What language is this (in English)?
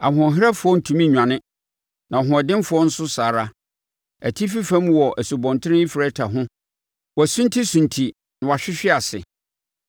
Akan